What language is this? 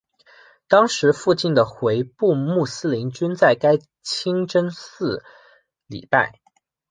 Chinese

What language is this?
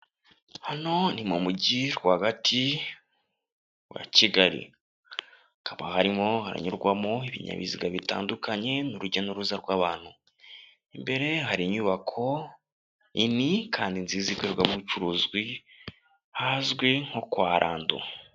Kinyarwanda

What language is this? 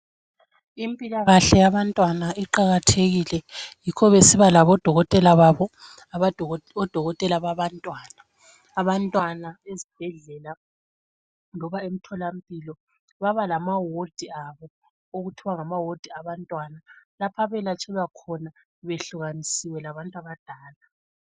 North Ndebele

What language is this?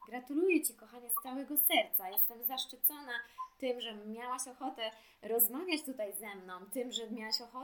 Polish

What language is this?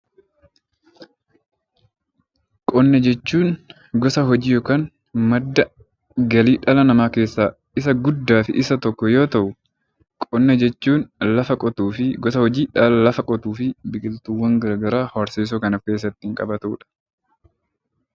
Oromo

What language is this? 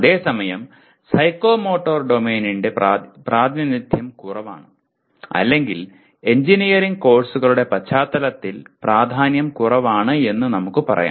Malayalam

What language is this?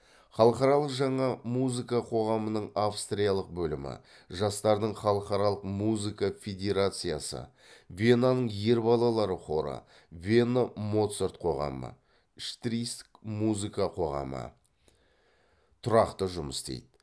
Kazakh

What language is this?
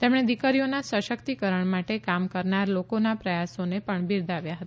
Gujarati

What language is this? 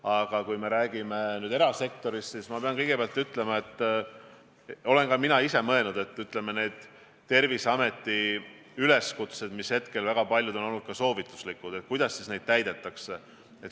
Estonian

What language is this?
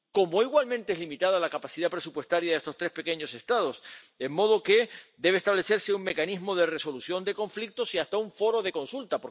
Spanish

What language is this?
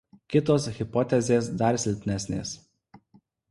Lithuanian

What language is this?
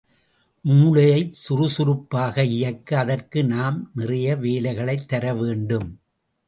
Tamil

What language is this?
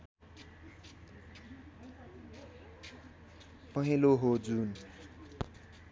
Nepali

